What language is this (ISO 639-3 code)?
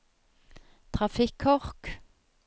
nor